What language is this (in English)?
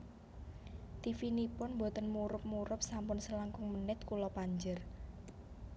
Javanese